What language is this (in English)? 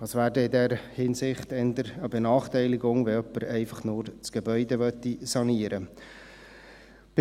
Swiss German